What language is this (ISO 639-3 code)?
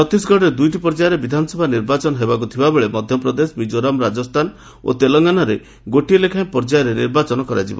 ori